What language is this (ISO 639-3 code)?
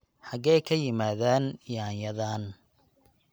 som